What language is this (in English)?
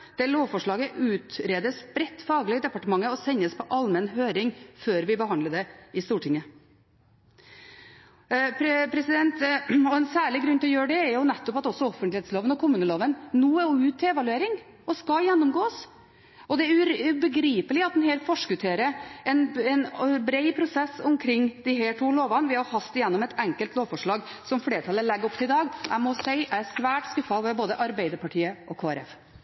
Norwegian Bokmål